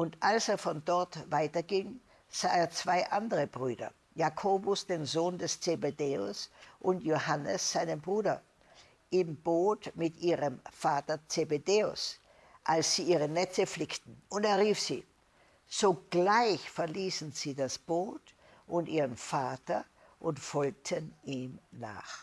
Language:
German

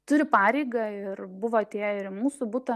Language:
Lithuanian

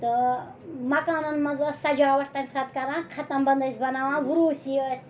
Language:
Kashmiri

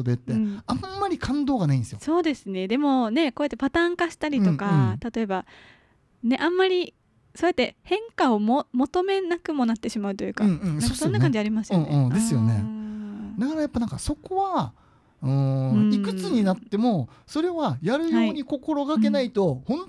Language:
Japanese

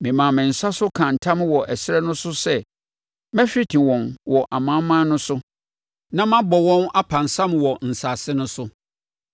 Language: Akan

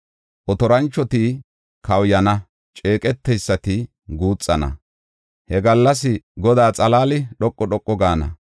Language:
Gofa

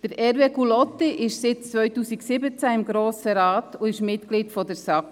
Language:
Swiss German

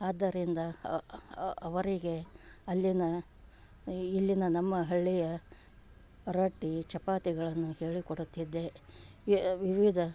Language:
Kannada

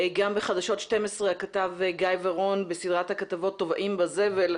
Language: Hebrew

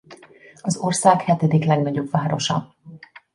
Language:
Hungarian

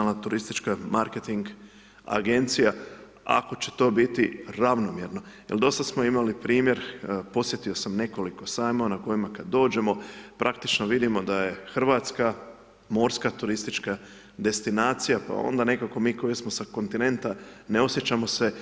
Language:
Croatian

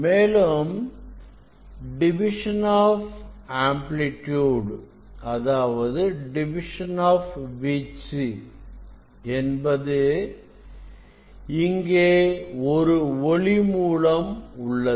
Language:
Tamil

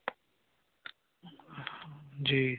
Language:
Hindi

